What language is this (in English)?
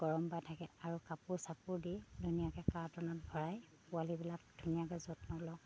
Assamese